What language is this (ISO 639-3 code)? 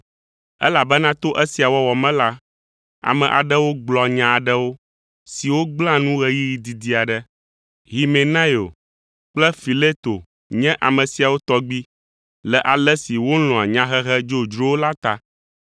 ewe